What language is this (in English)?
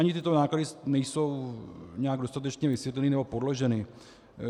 Czech